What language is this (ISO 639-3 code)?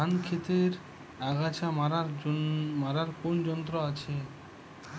ben